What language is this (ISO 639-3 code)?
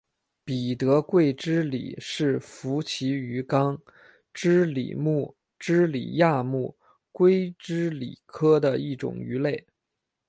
zho